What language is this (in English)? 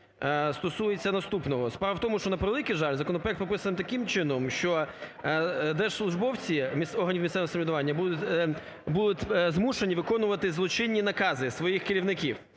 Ukrainian